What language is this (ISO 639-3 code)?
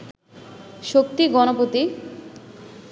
ben